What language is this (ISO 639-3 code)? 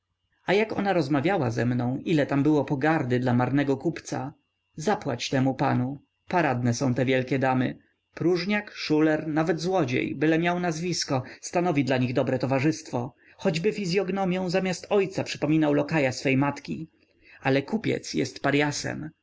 pol